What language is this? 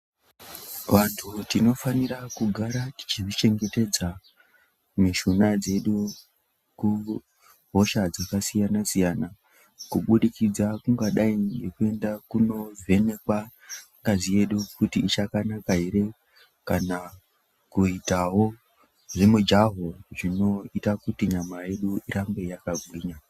Ndau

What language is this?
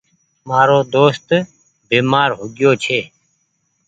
Goaria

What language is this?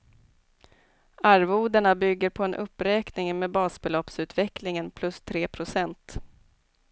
Swedish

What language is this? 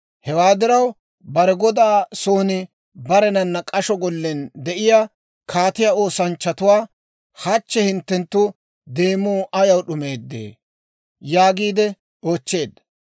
Dawro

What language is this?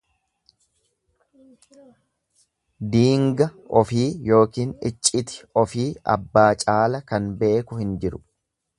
Oromo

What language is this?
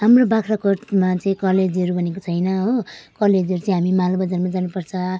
Nepali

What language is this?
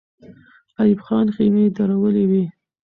Pashto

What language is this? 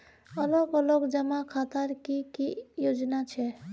Magahi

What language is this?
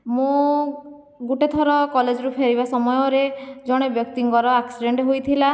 Odia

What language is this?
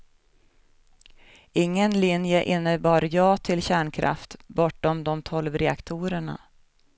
Swedish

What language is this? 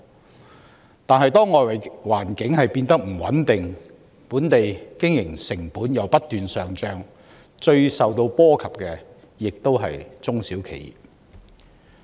Cantonese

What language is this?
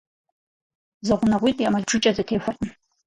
Kabardian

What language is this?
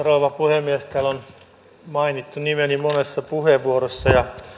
Finnish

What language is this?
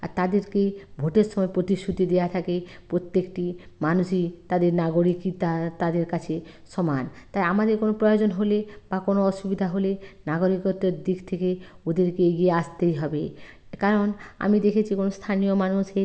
Bangla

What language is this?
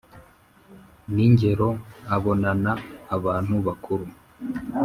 Kinyarwanda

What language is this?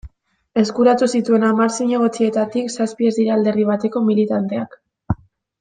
Basque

